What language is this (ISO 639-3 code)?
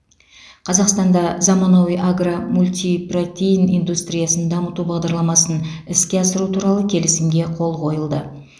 kaz